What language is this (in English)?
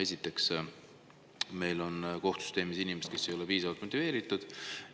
Estonian